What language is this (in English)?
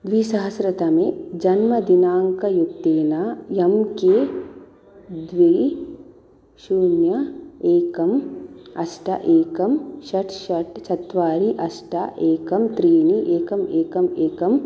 Sanskrit